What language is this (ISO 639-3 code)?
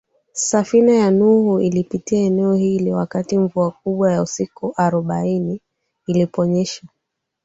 swa